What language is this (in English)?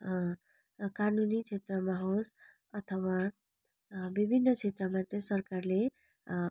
Nepali